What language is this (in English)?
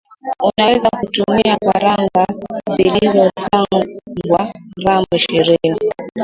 Swahili